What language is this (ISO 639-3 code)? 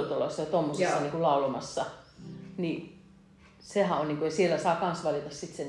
fin